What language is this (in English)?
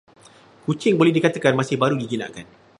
Malay